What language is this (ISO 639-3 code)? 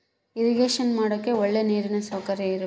kan